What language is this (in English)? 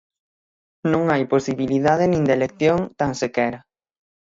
Galician